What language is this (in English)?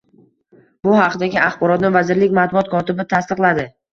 Uzbek